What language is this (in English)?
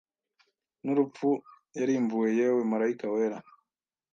Kinyarwanda